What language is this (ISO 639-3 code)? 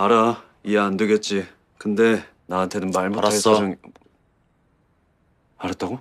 kor